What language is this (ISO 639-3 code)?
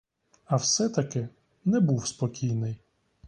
ukr